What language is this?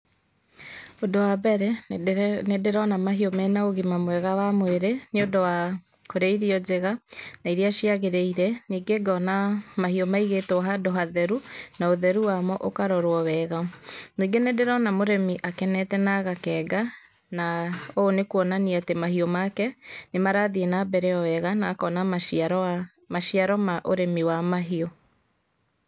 Kikuyu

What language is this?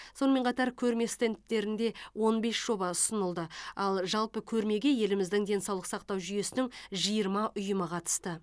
Kazakh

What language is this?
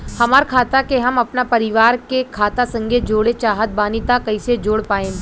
Bhojpuri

